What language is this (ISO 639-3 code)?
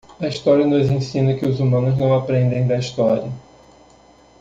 por